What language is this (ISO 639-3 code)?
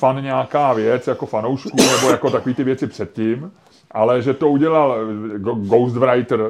ces